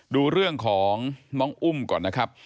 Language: Thai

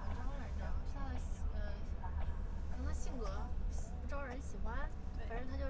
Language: Chinese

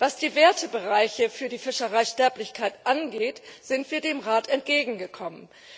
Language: German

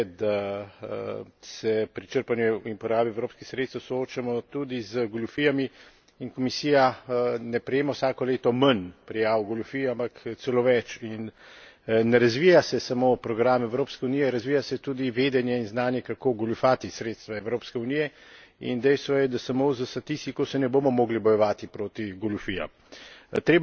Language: Slovenian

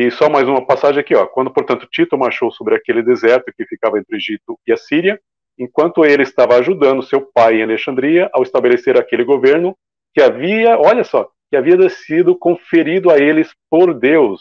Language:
Portuguese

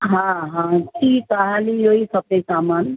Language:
Sindhi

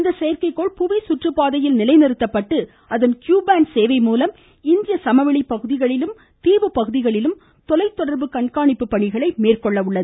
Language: Tamil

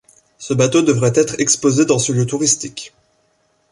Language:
French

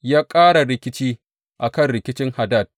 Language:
Hausa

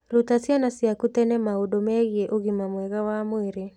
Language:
Kikuyu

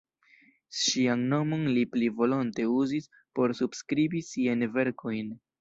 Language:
Esperanto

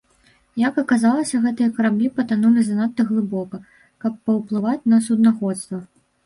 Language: Belarusian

